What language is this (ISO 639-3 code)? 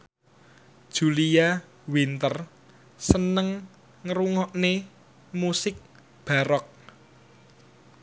jav